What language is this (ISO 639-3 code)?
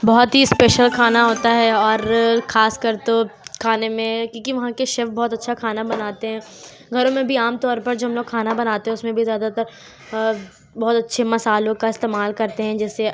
urd